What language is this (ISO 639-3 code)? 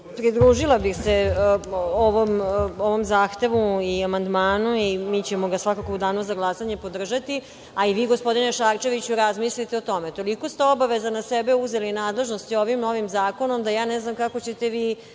srp